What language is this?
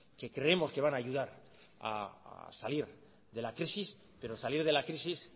Spanish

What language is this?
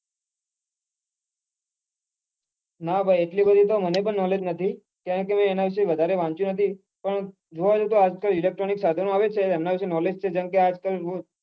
Gujarati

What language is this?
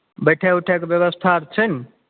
Maithili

